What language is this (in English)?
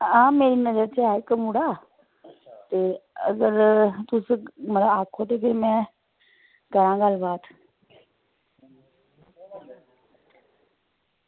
Dogri